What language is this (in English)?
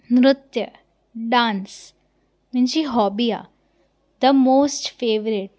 Sindhi